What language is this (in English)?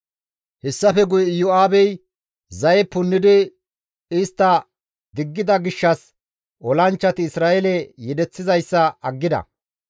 Gamo